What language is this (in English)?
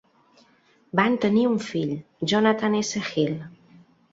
Catalan